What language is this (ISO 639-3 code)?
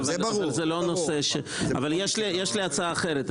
heb